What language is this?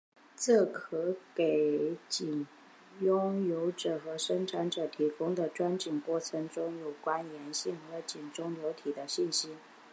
Chinese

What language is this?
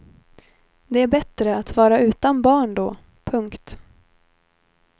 Swedish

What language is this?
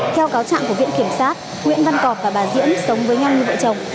Vietnamese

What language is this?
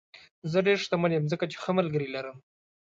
Pashto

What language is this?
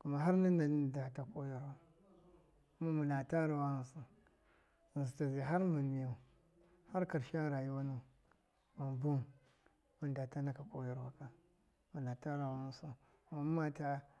Miya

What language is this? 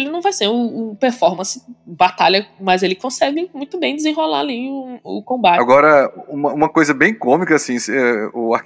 Portuguese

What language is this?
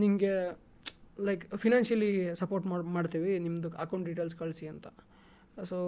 Kannada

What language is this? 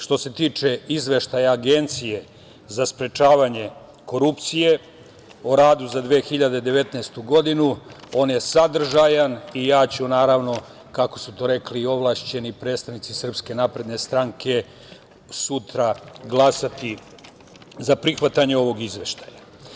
Serbian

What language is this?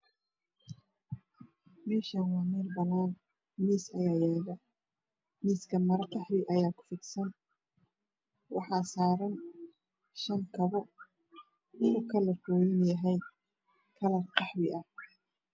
Somali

